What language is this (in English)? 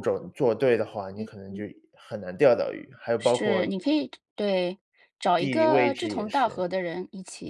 Chinese